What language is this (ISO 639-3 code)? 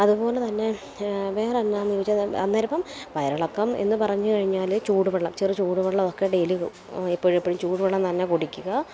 mal